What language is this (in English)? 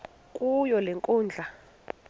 Xhosa